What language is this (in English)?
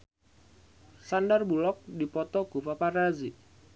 Sundanese